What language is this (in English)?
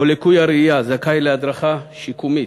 Hebrew